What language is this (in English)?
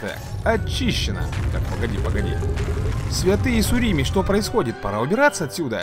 Russian